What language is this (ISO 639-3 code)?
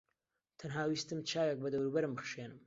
ckb